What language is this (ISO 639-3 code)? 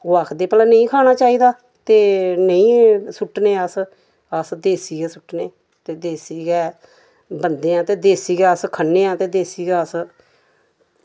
doi